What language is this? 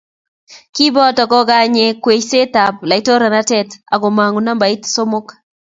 Kalenjin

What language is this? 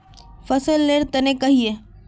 Magahi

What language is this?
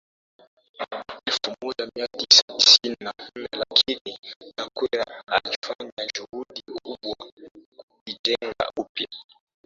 Swahili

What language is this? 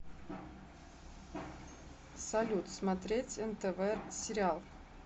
Russian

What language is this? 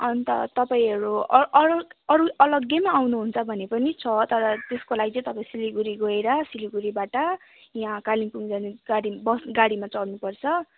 Nepali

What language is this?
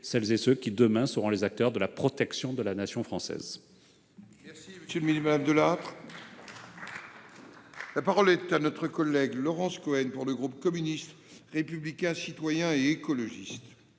French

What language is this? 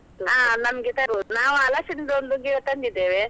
Kannada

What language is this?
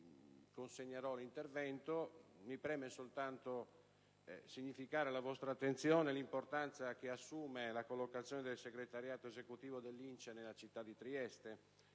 Italian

